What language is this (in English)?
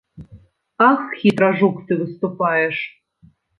Belarusian